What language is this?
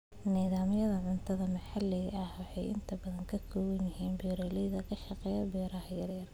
Somali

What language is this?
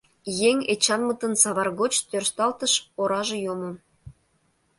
Mari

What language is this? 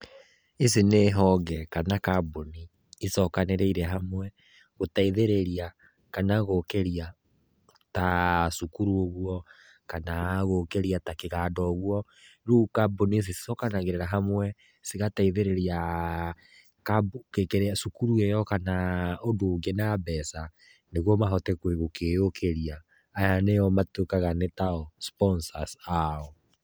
Kikuyu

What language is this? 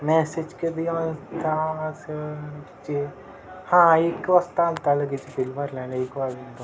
Marathi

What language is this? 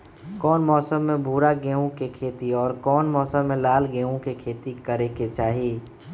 Magahi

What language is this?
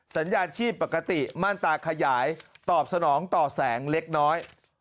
Thai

